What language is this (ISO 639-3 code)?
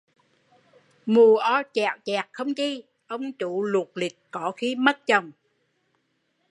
vie